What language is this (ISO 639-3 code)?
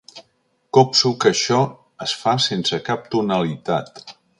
cat